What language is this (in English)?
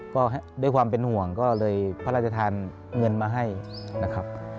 Thai